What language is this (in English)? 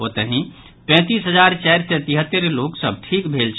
Maithili